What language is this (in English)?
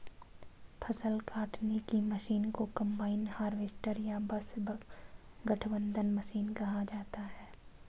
Hindi